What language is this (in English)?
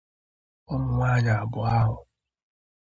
Igbo